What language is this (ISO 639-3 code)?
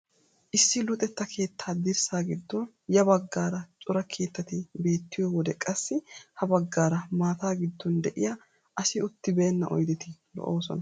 wal